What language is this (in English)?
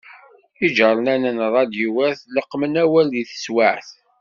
Kabyle